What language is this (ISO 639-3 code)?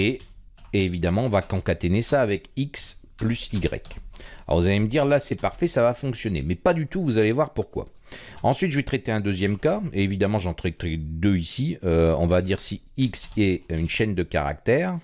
fra